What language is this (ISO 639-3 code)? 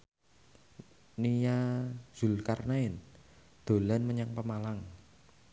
jav